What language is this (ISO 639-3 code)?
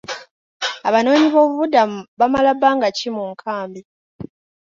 lug